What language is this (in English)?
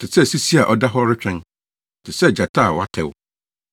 Akan